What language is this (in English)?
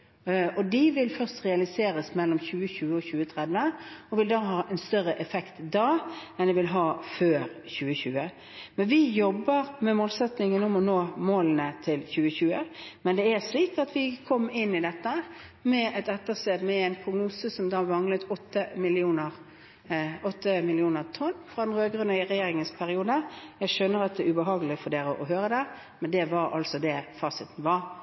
Norwegian Bokmål